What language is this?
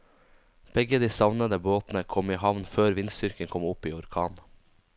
Norwegian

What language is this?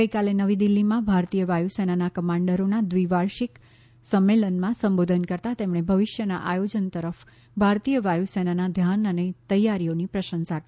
Gujarati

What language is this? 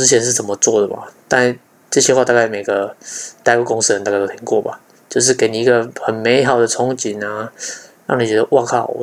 Chinese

